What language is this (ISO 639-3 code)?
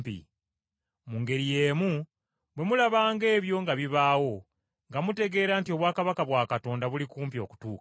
lug